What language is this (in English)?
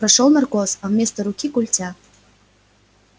Russian